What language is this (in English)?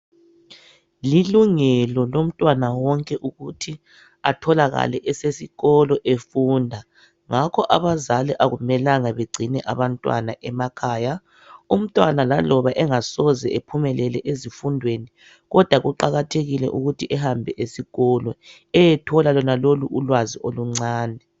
North Ndebele